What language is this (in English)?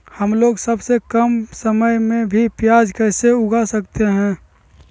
Magahi